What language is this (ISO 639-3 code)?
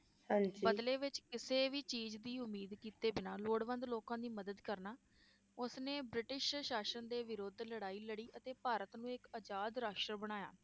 pan